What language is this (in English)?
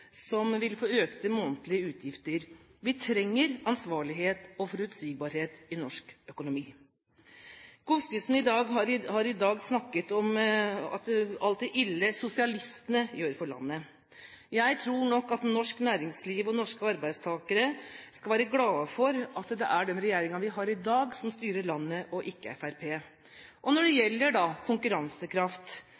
Norwegian Bokmål